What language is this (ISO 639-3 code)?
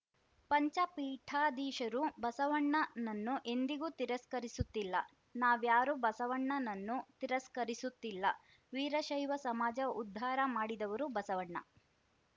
kan